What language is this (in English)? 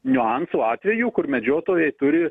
Lithuanian